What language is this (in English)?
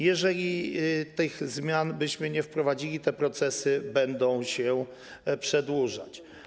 Polish